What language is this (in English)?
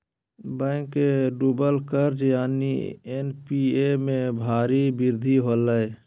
Magahi